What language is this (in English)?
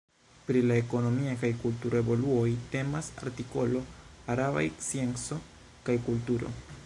Esperanto